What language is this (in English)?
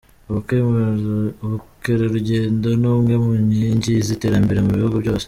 Kinyarwanda